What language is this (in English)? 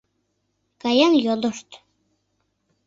Mari